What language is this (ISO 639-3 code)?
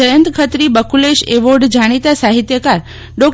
guj